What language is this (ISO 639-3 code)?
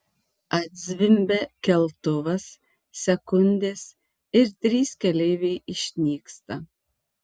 lit